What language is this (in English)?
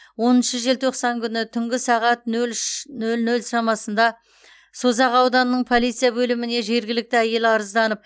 Kazakh